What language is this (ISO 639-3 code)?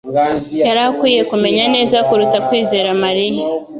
kin